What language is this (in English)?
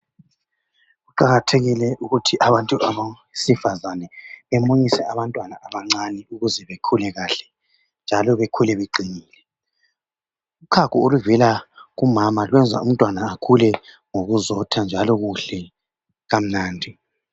North Ndebele